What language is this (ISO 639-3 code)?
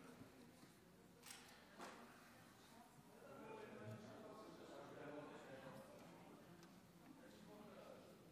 heb